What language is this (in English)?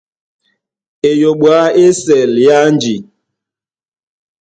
Duala